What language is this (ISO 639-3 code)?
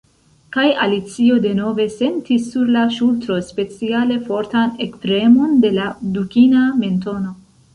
epo